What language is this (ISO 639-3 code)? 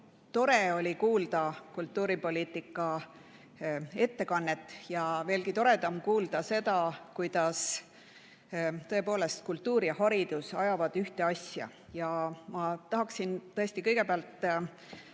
est